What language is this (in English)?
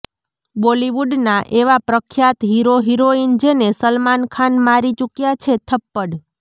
Gujarati